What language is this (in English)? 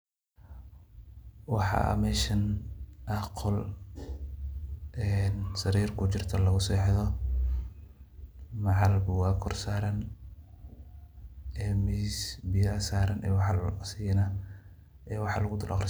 Somali